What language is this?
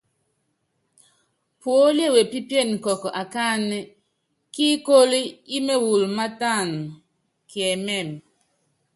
Yangben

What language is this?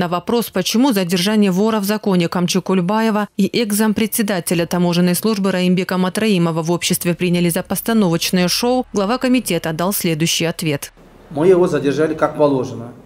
Russian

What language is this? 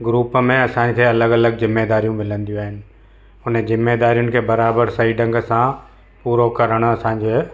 Sindhi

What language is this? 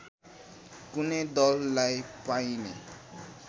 Nepali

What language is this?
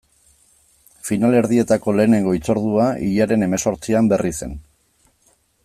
Basque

